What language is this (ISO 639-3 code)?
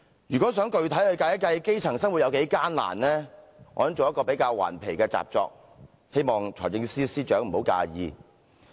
yue